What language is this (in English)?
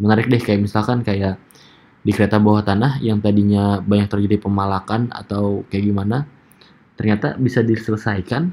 Indonesian